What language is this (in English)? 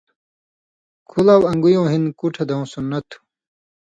Indus Kohistani